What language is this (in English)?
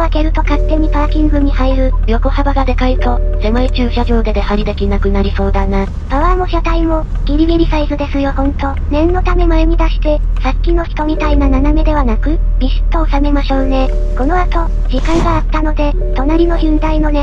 Japanese